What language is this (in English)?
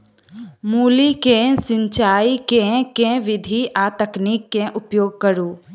Maithili